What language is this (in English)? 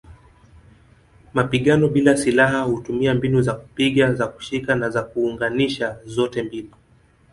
Swahili